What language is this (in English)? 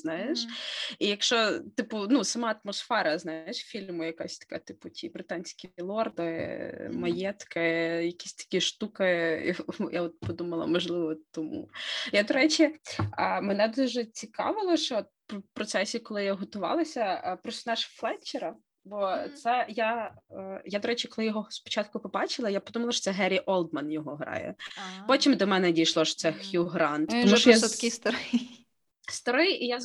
Ukrainian